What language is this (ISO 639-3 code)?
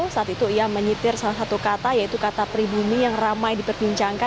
ind